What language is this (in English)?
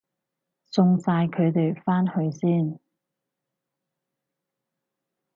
Cantonese